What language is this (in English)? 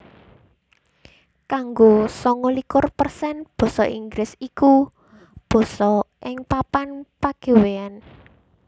Javanese